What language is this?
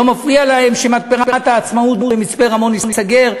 Hebrew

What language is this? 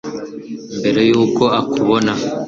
Kinyarwanda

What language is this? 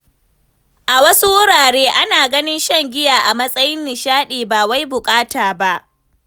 Hausa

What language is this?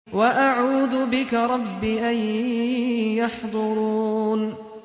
Arabic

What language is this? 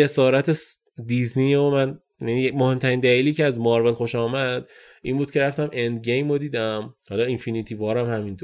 Persian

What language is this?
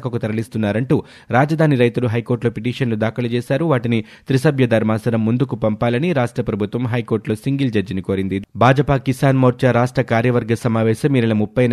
Telugu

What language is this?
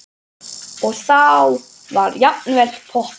Icelandic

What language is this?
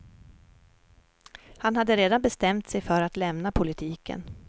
Swedish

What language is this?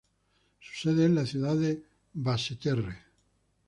Spanish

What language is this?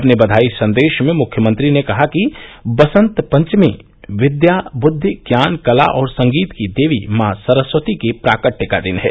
Hindi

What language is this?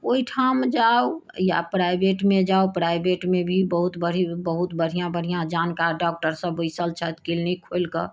Maithili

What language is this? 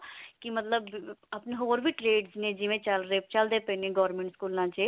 Punjabi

